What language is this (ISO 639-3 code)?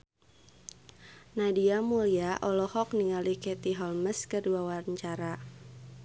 sun